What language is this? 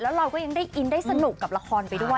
Thai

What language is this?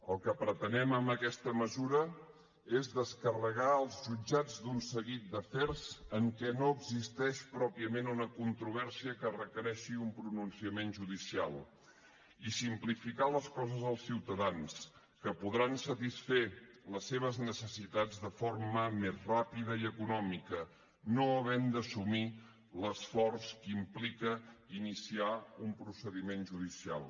Catalan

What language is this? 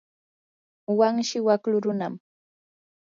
Yanahuanca Pasco Quechua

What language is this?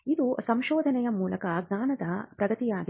Kannada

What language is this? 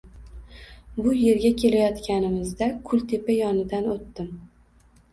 Uzbek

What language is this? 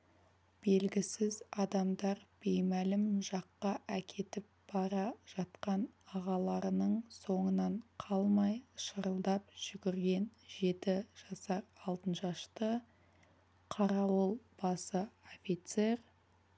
Kazakh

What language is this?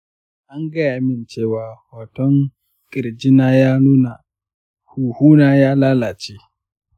Hausa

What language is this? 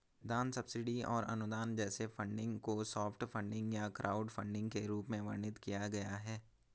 Hindi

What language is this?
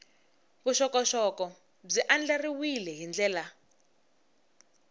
Tsonga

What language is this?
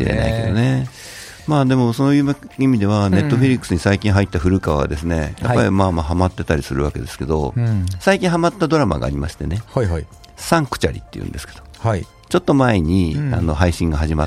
Japanese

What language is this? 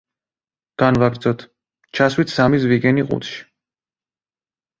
Georgian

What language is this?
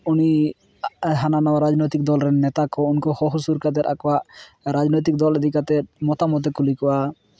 Santali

